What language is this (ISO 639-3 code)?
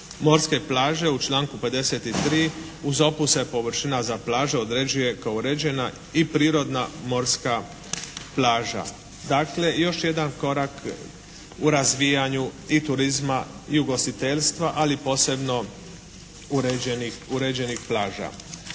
hrv